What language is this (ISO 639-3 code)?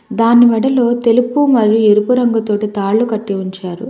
tel